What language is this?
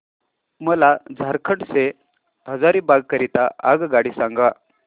Marathi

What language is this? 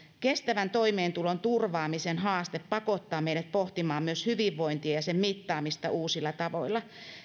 Finnish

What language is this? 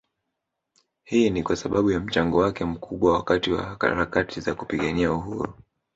Swahili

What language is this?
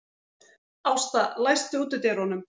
Icelandic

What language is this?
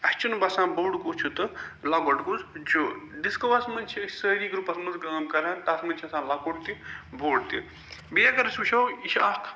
Kashmiri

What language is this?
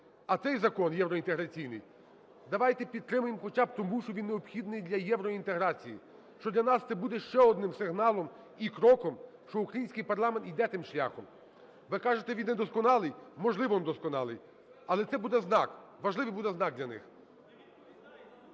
Ukrainian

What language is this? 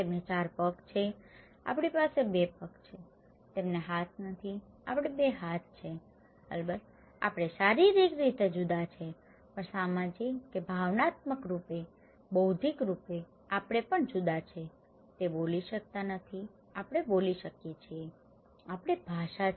Gujarati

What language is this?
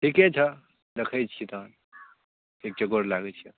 Maithili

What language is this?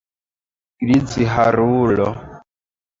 Esperanto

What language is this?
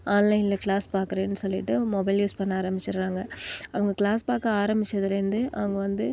Tamil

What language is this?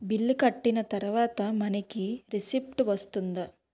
Telugu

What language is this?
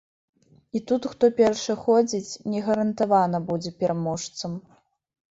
Belarusian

